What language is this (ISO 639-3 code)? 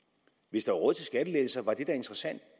dan